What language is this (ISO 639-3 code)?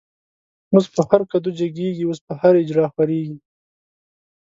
pus